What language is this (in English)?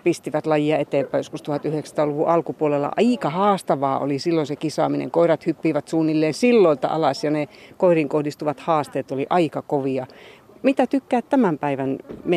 Finnish